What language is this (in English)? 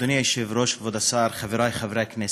Hebrew